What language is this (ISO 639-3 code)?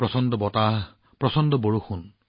asm